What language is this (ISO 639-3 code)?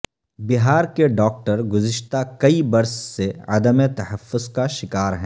urd